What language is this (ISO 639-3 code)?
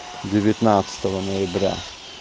rus